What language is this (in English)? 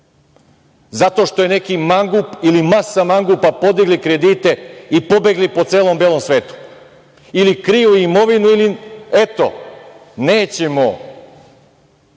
Serbian